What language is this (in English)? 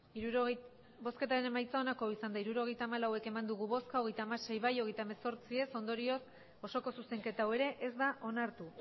Basque